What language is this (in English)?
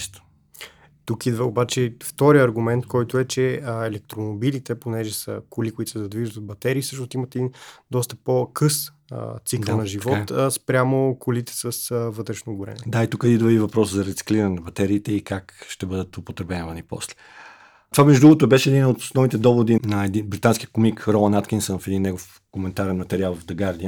Bulgarian